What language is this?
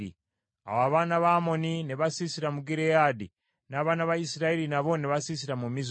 Ganda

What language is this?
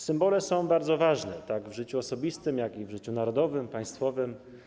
Polish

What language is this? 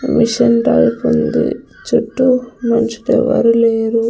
Telugu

